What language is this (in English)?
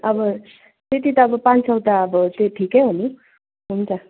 Nepali